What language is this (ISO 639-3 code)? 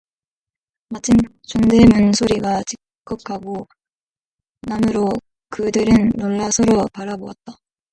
kor